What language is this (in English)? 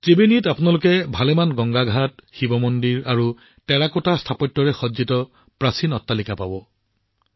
Assamese